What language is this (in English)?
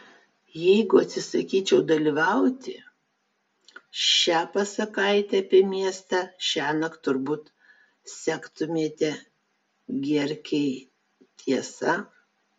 Lithuanian